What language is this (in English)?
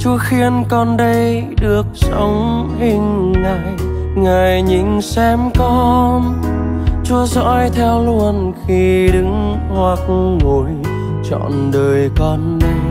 Vietnamese